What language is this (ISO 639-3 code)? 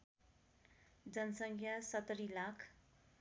nep